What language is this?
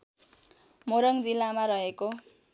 Nepali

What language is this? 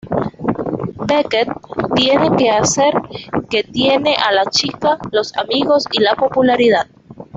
Spanish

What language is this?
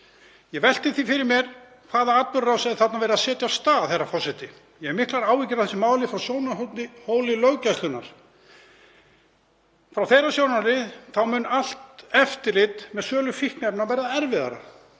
Icelandic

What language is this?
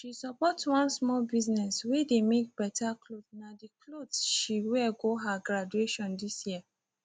Nigerian Pidgin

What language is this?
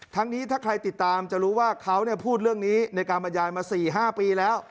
Thai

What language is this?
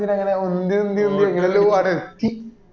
Malayalam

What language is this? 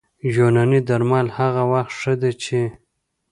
Pashto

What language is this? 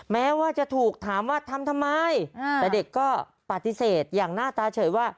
Thai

